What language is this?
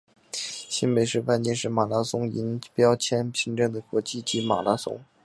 Chinese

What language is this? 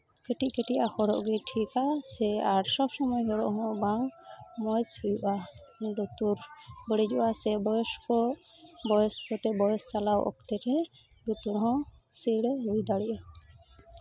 Santali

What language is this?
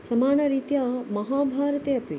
Sanskrit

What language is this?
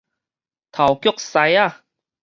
Min Nan Chinese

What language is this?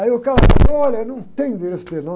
Portuguese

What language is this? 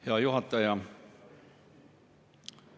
Estonian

